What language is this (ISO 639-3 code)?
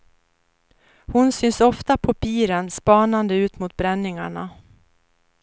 swe